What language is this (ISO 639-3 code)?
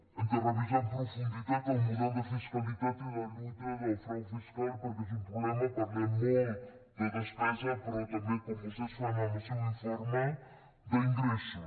cat